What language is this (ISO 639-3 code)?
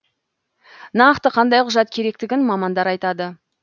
kaz